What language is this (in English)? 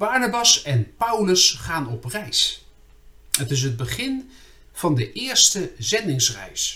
Dutch